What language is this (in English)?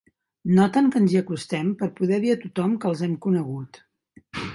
Catalan